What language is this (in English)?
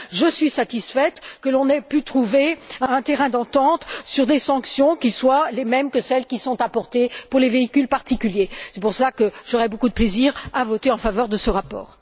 French